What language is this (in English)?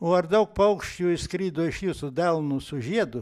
Lithuanian